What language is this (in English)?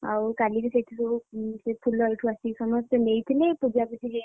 Odia